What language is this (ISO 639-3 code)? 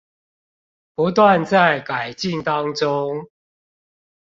zho